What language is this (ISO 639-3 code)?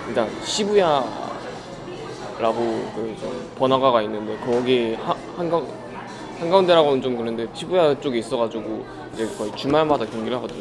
kor